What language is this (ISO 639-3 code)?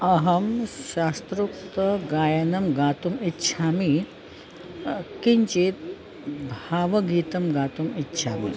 san